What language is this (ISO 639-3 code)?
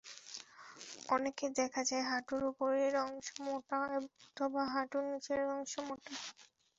ben